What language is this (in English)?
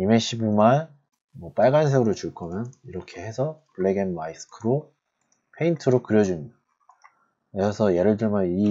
Korean